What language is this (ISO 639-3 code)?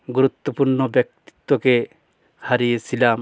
ben